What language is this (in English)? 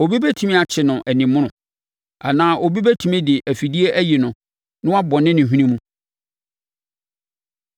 Akan